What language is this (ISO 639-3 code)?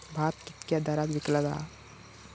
mar